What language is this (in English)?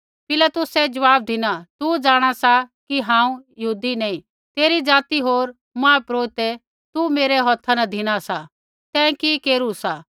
Kullu Pahari